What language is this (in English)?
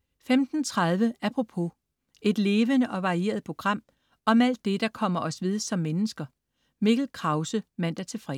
Danish